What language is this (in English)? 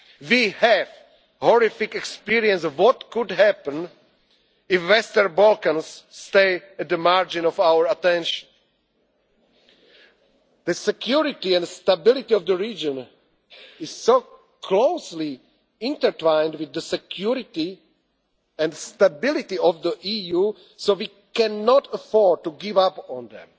English